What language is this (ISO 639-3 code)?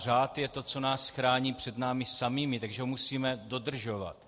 ces